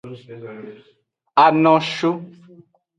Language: Aja (Benin)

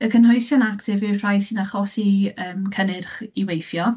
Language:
Welsh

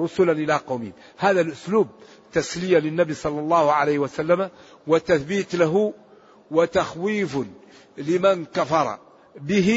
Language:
Arabic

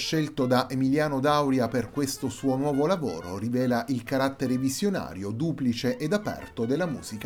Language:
Italian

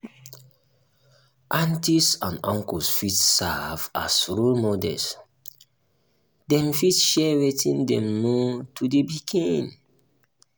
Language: Nigerian Pidgin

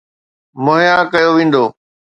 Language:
Sindhi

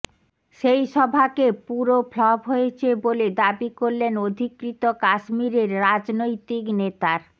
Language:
Bangla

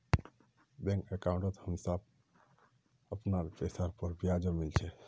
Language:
Magahi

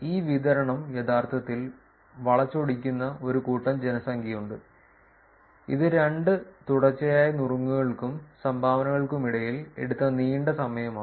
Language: Malayalam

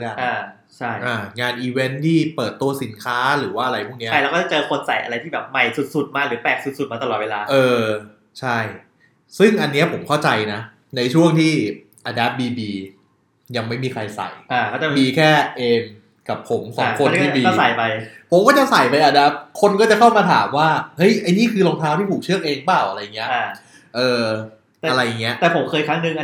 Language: Thai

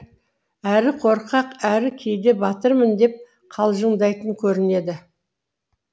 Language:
Kazakh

